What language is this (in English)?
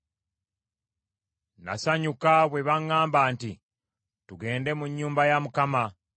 Ganda